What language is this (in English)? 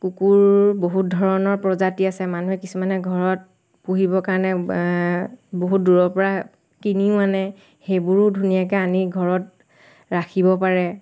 Assamese